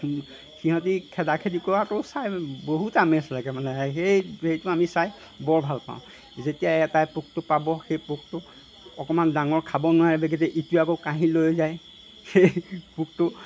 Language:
Assamese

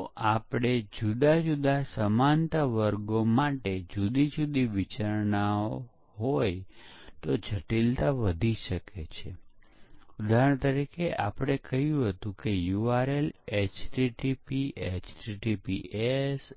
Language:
Gujarati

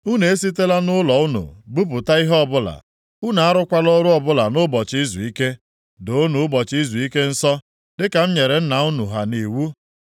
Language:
Igbo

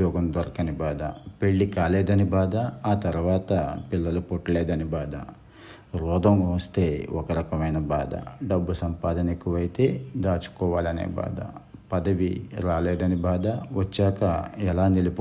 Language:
Telugu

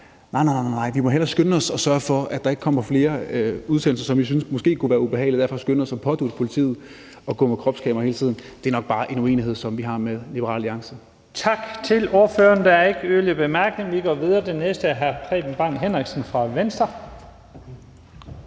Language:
Danish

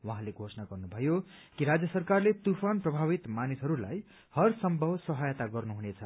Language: Nepali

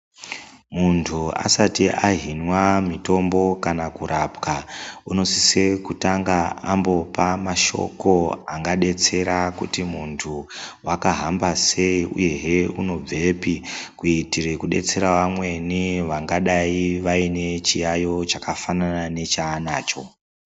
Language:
Ndau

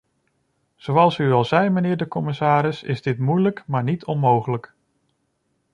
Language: Dutch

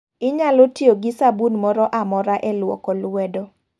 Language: Luo (Kenya and Tanzania)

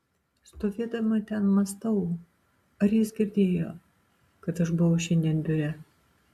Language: Lithuanian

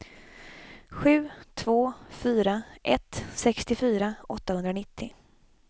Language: Swedish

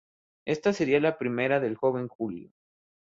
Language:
Spanish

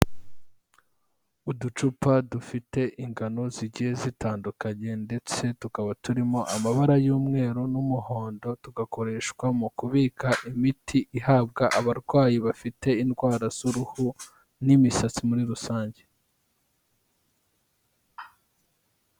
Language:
Kinyarwanda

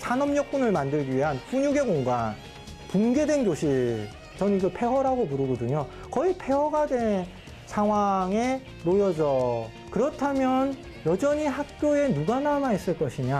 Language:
Korean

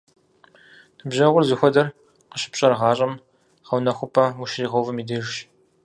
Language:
Kabardian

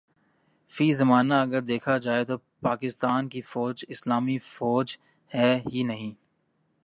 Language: Urdu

